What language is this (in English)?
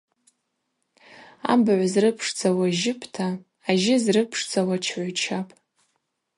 Abaza